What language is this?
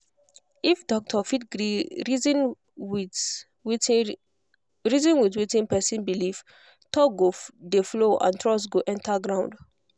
Nigerian Pidgin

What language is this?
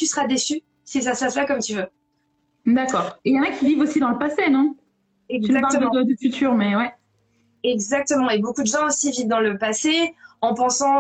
French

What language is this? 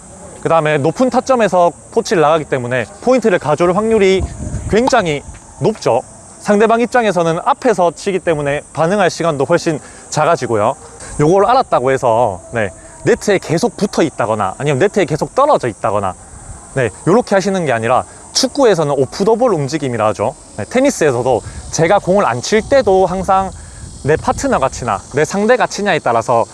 Korean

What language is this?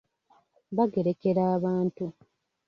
Ganda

